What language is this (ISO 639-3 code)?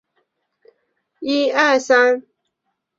zho